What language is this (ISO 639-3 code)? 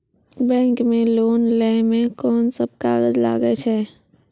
mai